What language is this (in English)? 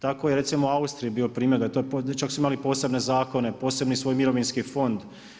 Croatian